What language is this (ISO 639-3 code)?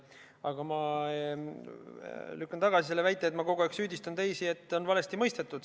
est